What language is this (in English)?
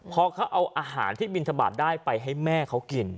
Thai